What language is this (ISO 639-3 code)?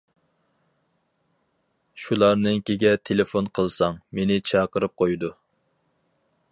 uig